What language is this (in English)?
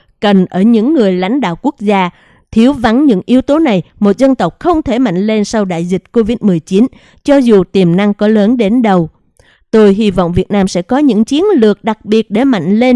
Vietnamese